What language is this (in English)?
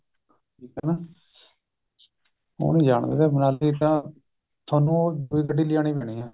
Punjabi